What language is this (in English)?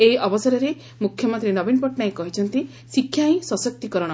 Odia